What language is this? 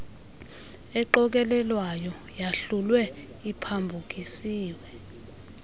Xhosa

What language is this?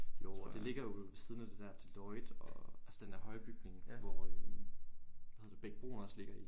Danish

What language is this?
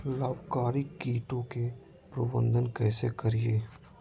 Magahi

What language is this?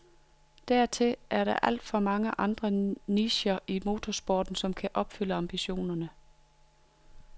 Danish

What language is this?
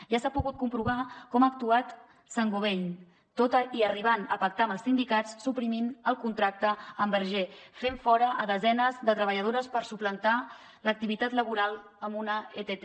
Catalan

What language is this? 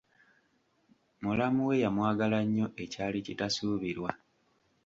Ganda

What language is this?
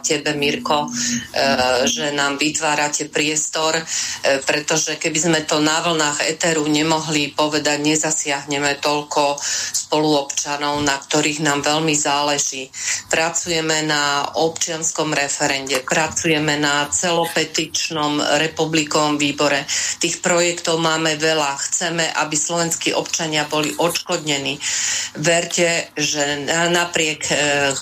Slovak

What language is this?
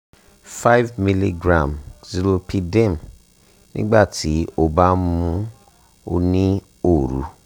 Yoruba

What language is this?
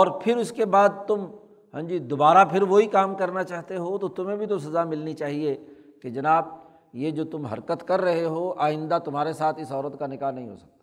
Urdu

